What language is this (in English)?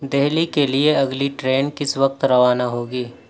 Urdu